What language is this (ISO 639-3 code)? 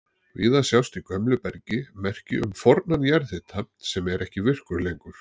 isl